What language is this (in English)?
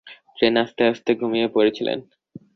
Bangla